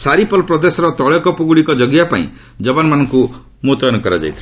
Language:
Odia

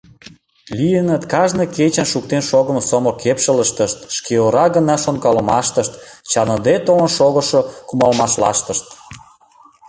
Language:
Mari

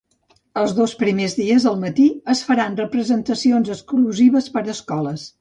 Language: Catalan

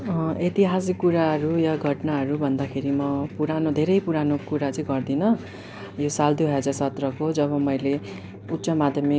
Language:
Nepali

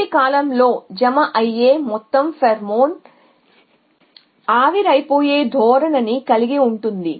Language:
Telugu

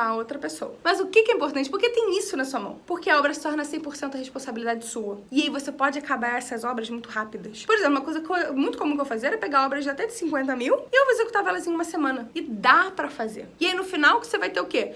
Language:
Portuguese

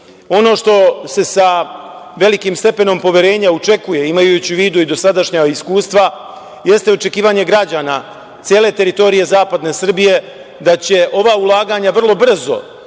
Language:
Serbian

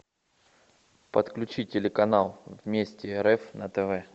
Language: Russian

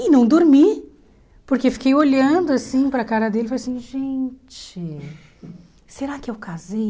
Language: Portuguese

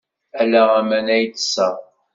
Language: Kabyle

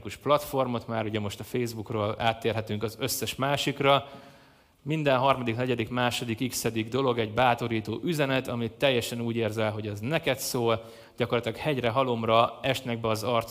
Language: Hungarian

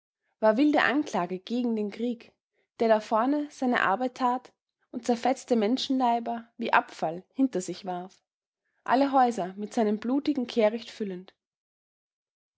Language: German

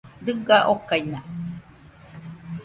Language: Nüpode Huitoto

